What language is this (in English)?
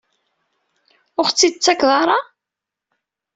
Kabyle